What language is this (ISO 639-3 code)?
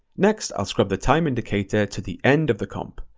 eng